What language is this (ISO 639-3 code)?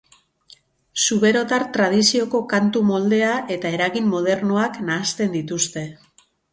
eus